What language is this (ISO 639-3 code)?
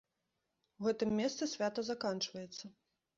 bel